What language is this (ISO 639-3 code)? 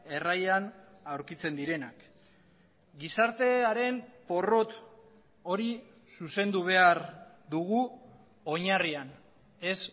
eus